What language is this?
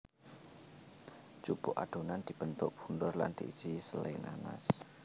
Javanese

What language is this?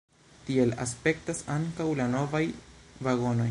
Esperanto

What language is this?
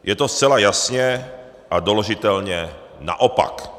Czech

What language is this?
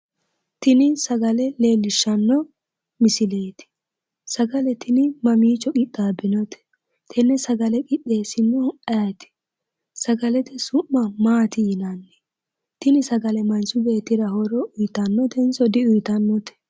Sidamo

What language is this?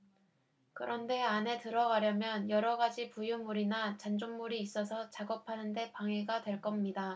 Korean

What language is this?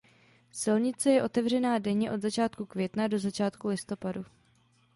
Czech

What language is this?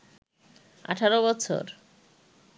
Bangla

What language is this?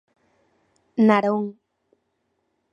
Galician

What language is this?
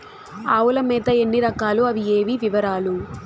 Telugu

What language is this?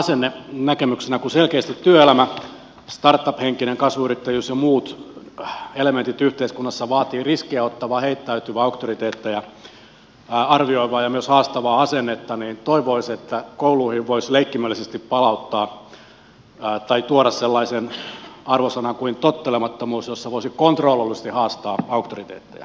Finnish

